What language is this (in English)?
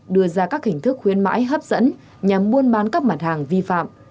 Vietnamese